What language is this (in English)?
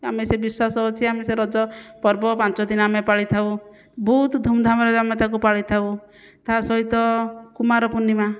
Odia